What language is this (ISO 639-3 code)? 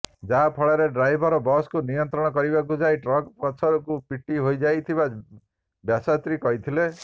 ori